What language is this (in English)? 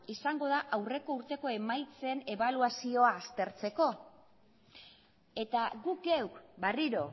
Basque